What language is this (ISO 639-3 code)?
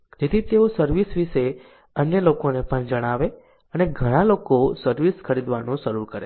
guj